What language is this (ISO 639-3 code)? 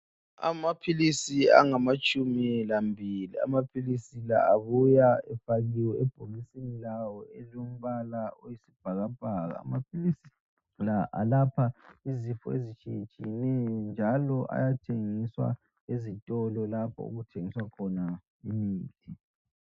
nde